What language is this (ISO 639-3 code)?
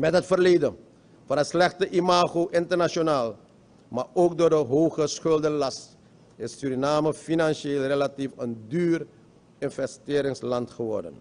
nld